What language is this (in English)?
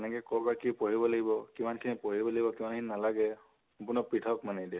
Assamese